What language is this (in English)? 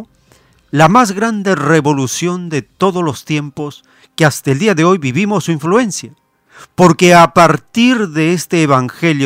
Spanish